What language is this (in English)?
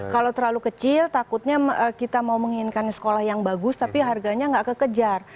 Indonesian